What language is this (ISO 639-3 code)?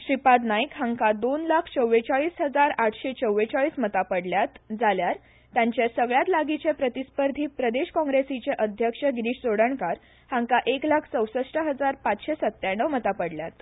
kok